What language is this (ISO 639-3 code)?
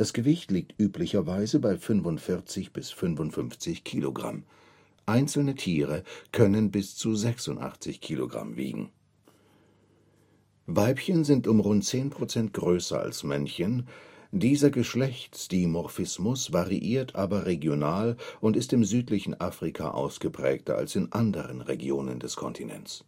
deu